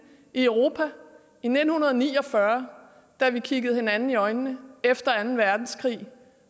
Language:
Danish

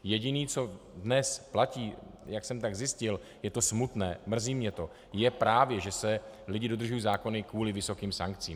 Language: Czech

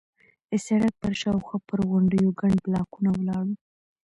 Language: Pashto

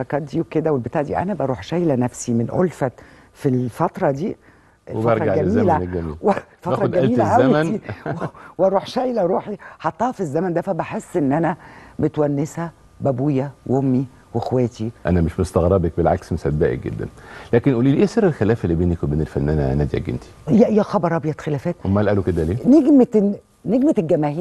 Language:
Arabic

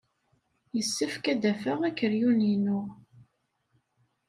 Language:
Kabyle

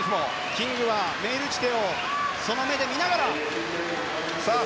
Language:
Japanese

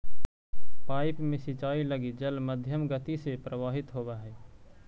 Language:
Magahi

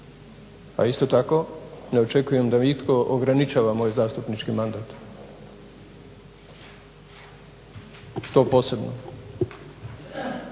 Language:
Croatian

